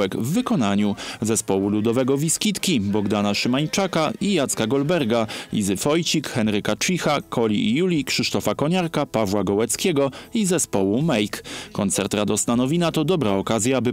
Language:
Polish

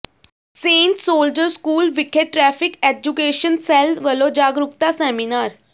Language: Punjabi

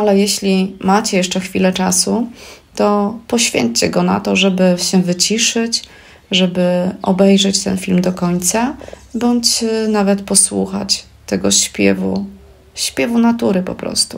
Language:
Polish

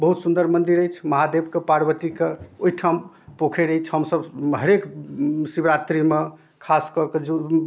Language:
Maithili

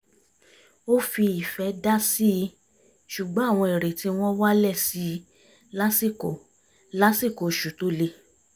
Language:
Yoruba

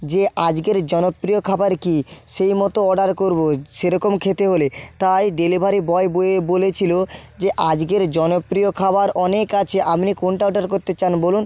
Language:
Bangla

